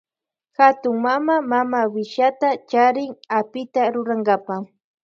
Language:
Loja Highland Quichua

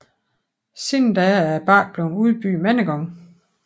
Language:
Danish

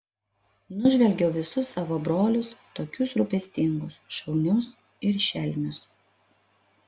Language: Lithuanian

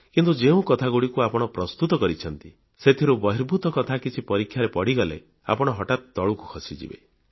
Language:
Odia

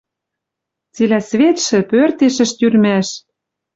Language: Western Mari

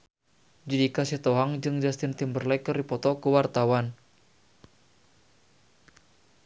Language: Sundanese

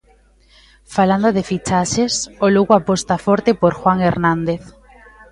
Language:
Galician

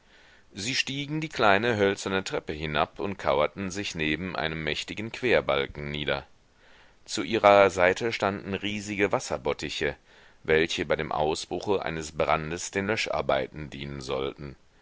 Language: German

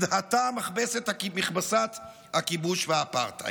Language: Hebrew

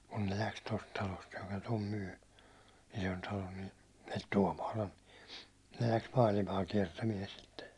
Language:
Finnish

